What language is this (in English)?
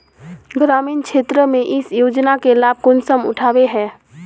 Magahi